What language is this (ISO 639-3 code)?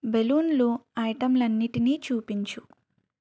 tel